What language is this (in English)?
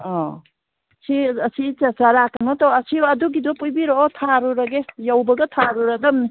Manipuri